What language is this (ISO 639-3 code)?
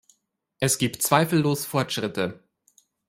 deu